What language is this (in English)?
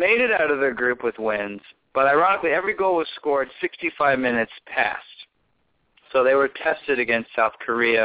English